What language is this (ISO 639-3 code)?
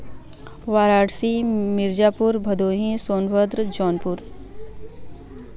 hin